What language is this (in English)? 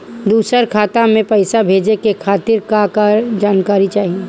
Bhojpuri